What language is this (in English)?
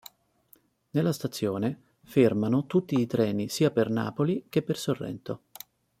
Italian